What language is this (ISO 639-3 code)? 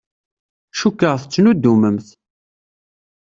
kab